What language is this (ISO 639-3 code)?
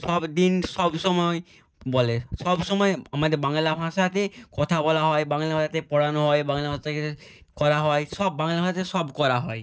ben